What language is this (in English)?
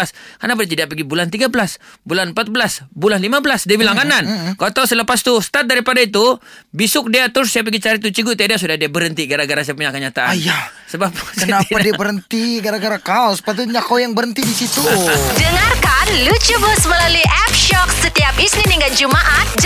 Malay